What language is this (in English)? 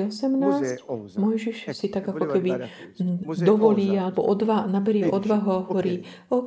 Slovak